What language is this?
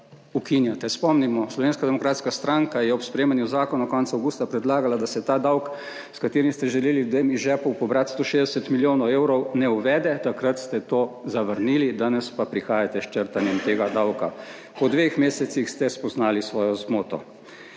Slovenian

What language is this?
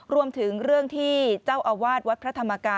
Thai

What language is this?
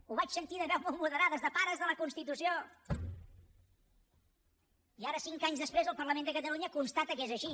Catalan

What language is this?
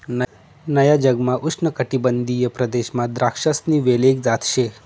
Marathi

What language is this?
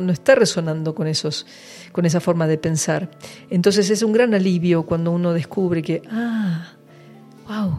Spanish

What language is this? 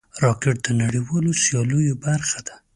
Pashto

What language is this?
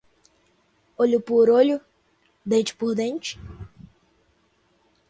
Portuguese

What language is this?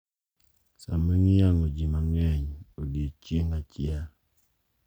Luo (Kenya and Tanzania)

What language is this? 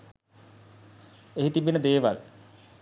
Sinhala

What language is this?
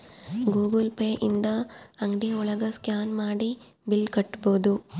Kannada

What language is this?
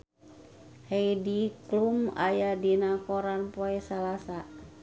Sundanese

